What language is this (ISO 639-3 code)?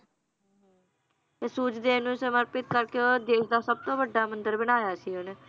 pan